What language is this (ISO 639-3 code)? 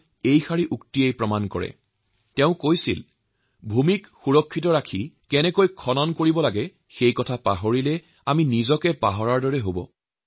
asm